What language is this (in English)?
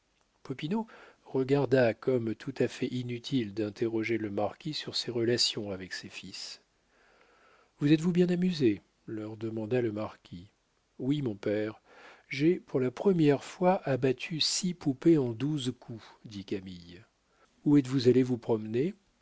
French